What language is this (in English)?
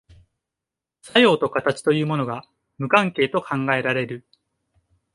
Japanese